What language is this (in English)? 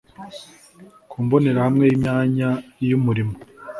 Kinyarwanda